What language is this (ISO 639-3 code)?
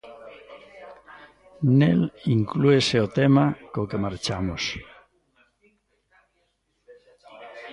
glg